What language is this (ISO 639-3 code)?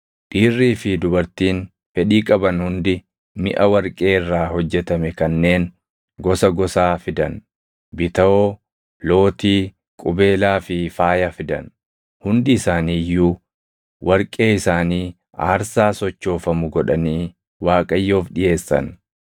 orm